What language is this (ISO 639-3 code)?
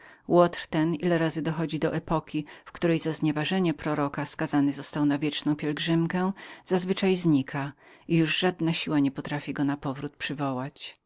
pol